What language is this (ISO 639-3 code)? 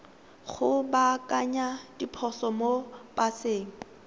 tsn